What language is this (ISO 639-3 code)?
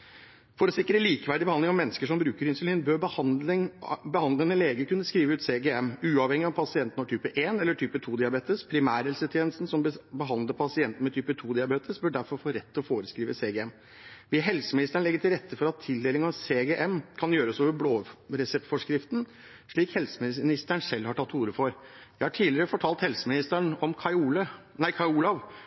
nob